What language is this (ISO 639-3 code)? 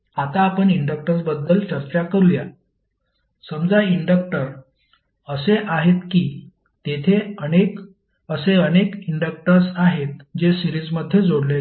mar